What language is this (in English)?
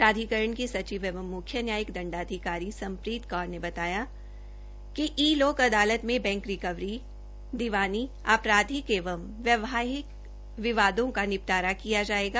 Hindi